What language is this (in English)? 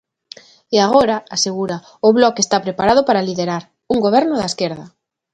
Galician